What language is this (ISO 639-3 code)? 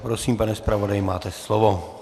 ces